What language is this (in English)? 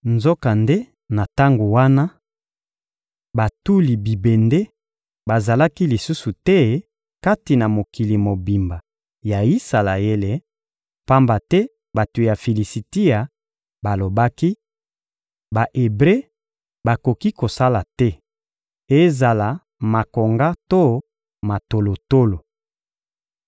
Lingala